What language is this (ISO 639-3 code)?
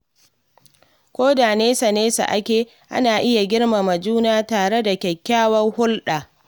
hau